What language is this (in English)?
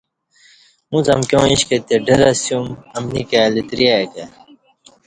Kati